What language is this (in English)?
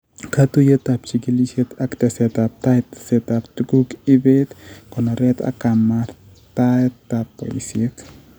Kalenjin